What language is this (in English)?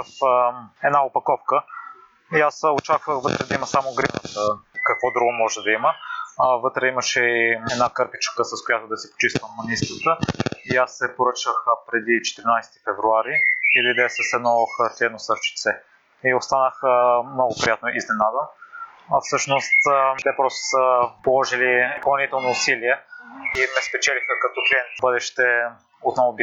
Bulgarian